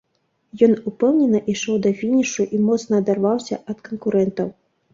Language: Belarusian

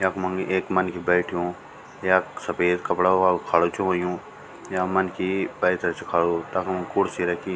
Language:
Garhwali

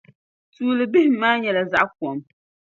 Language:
Dagbani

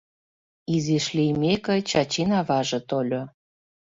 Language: Mari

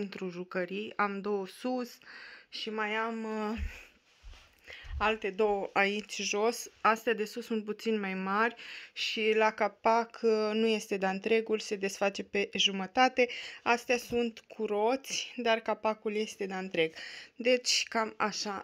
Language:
Romanian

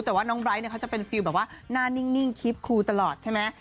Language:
Thai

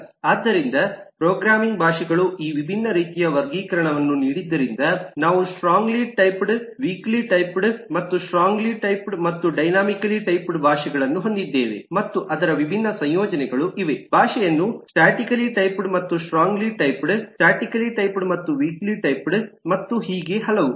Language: Kannada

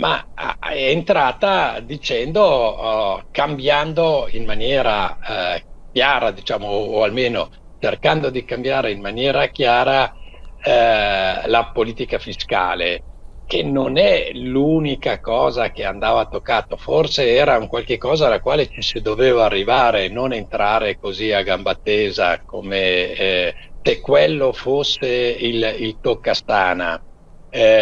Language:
Italian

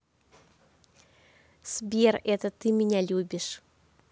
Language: Russian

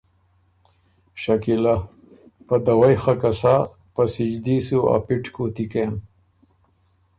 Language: Ormuri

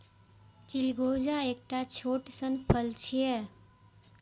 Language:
Maithili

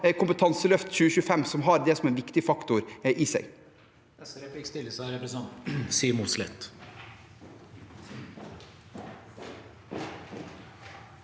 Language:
Norwegian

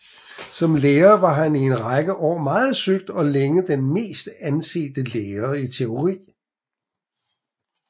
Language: Danish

